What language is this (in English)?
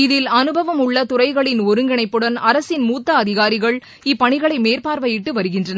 Tamil